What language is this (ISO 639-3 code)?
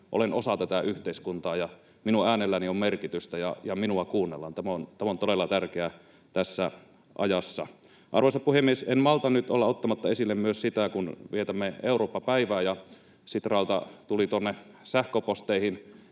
fin